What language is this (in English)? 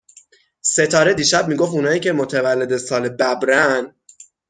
Persian